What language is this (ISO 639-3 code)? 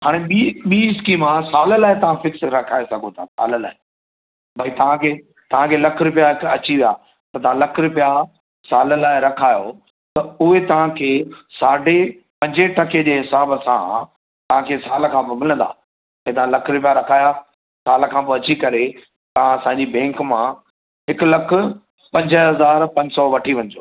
snd